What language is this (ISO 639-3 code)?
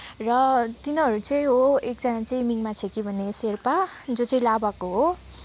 nep